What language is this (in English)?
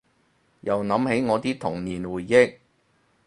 Cantonese